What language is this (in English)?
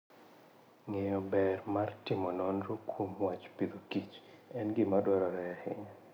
Luo (Kenya and Tanzania)